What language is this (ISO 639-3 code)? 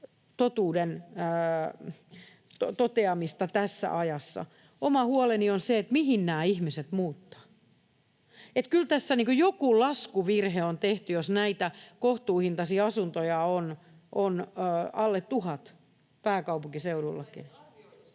fin